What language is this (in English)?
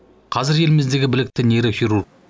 Kazakh